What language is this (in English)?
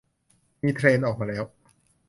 Thai